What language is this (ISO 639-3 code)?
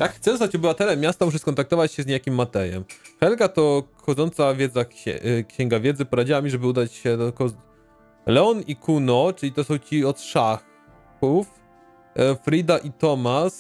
pol